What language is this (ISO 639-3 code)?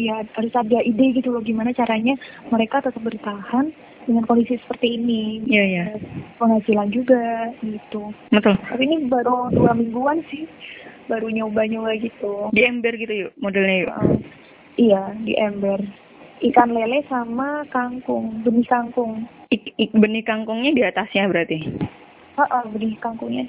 ind